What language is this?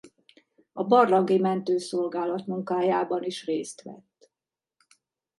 Hungarian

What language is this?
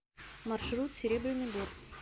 Russian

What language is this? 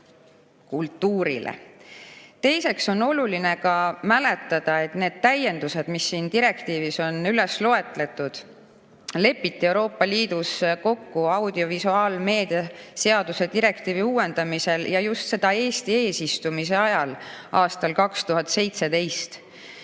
Estonian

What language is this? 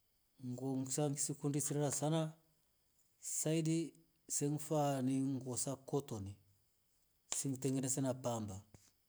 Rombo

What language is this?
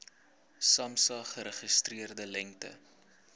Afrikaans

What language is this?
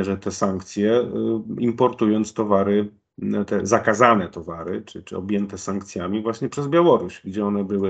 Polish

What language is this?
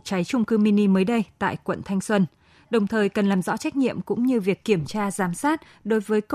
Vietnamese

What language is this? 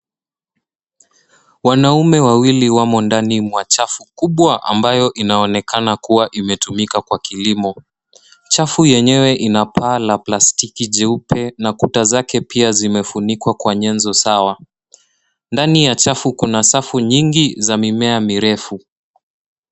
Swahili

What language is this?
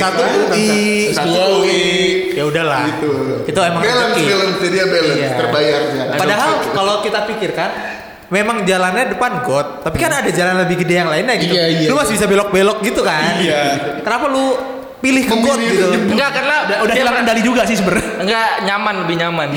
Indonesian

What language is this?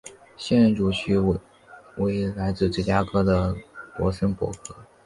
Chinese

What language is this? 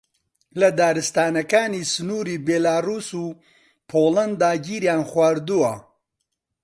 Central Kurdish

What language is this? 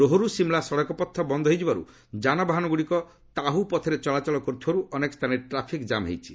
Odia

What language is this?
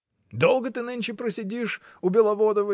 Russian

